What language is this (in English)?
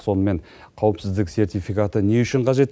Kazakh